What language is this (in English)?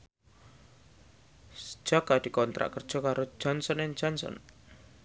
Javanese